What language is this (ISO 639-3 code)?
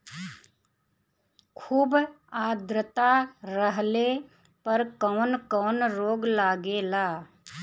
bho